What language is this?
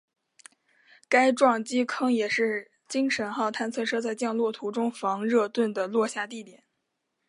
Chinese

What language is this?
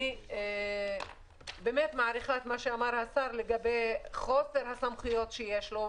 Hebrew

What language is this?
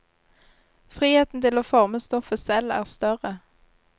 Norwegian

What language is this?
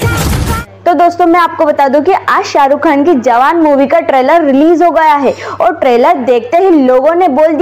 Hindi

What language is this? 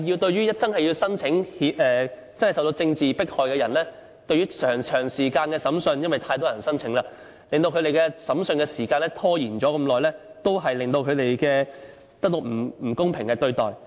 Cantonese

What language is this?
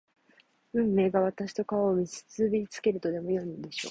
Japanese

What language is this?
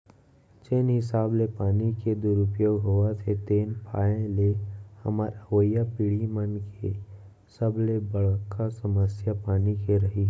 Chhattisgarhi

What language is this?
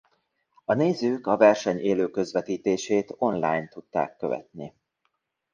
Hungarian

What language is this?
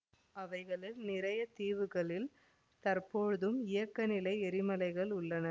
Tamil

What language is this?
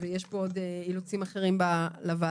Hebrew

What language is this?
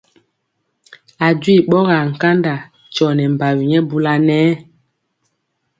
Mpiemo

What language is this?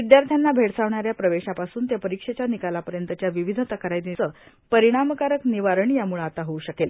Marathi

